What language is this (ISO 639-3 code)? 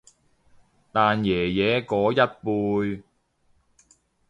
yue